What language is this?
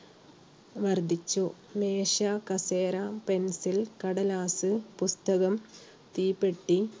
Malayalam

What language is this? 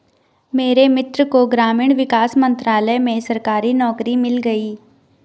Hindi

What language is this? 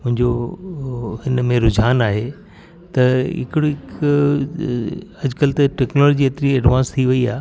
Sindhi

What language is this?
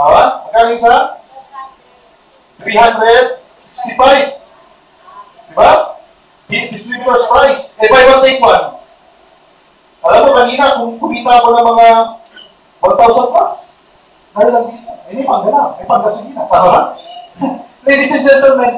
Filipino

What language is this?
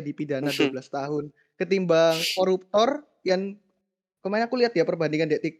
Indonesian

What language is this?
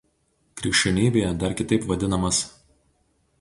Lithuanian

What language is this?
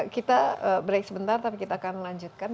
Indonesian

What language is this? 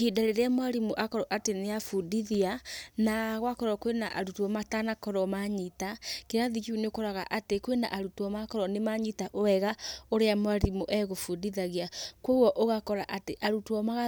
Kikuyu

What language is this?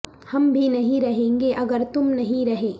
Urdu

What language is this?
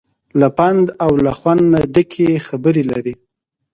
Pashto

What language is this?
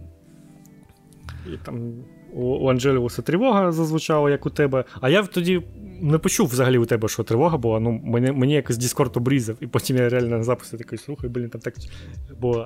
Ukrainian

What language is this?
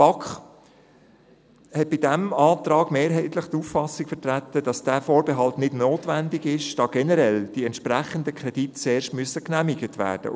Swiss German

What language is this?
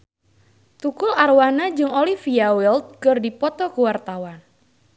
Sundanese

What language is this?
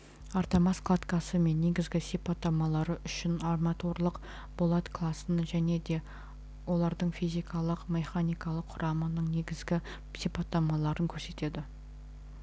Kazakh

